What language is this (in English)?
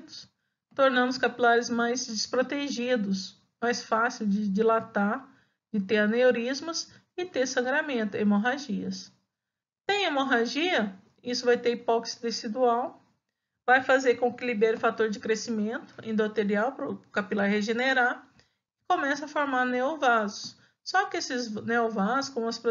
Portuguese